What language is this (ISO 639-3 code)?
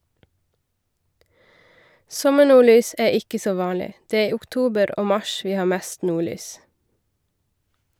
nor